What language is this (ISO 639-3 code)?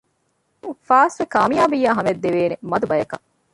div